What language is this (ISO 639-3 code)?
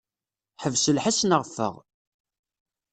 kab